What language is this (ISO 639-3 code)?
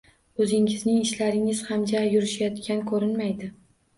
uzb